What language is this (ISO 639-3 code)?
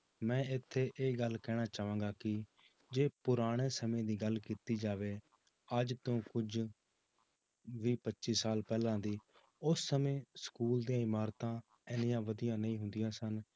pan